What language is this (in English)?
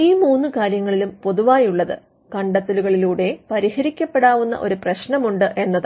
Malayalam